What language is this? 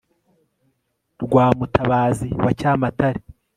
Kinyarwanda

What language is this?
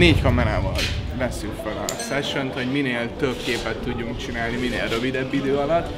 Hungarian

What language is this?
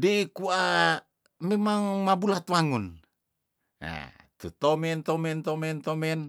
Tondano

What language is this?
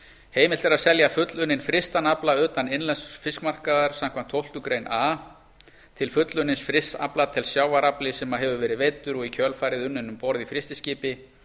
Icelandic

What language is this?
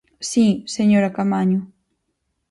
Galician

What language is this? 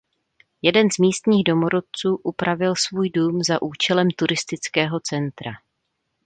Czech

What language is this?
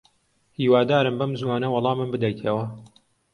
Central Kurdish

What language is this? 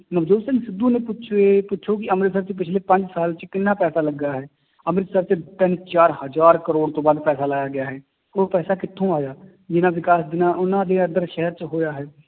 Punjabi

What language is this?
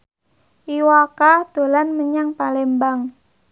Javanese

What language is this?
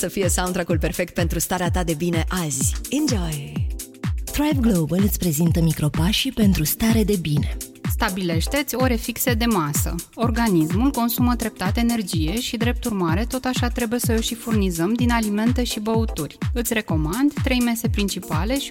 Romanian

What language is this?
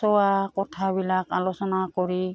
Assamese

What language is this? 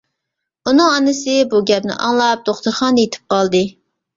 Uyghur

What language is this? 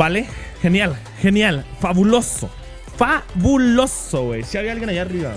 Spanish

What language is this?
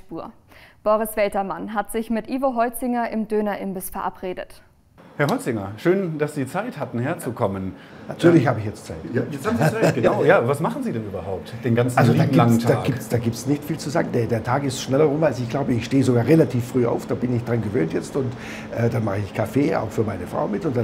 German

